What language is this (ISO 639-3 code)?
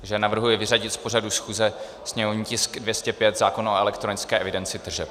ces